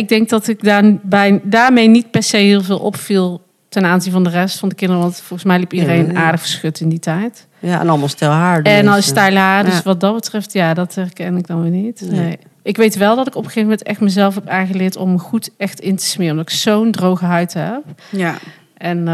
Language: Dutch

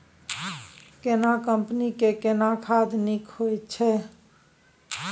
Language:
Maithili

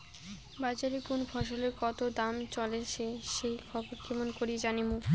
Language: Bangla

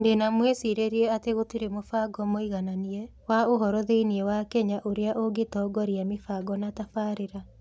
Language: Kikuyu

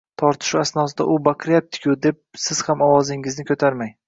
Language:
Uzbek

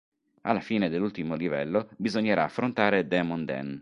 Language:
Italian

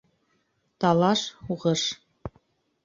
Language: Bashkir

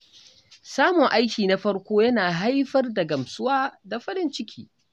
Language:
Hausa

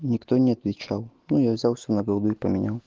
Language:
Russian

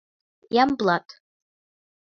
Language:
Mari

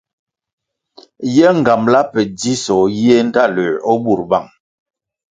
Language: Kwasio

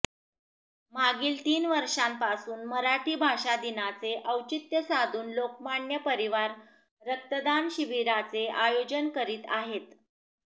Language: Marathi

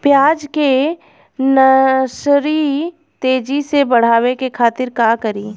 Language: Bhojpuri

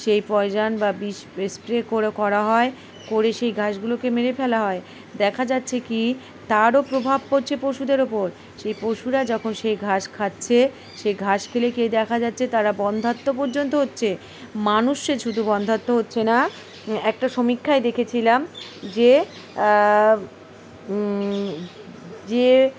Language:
Bangla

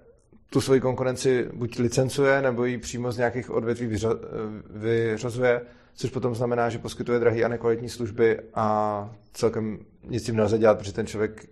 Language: Czech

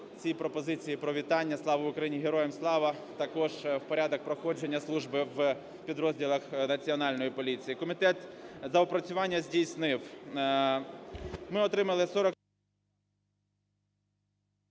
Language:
Ukrainian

